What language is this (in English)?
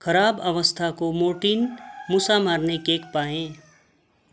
Nepali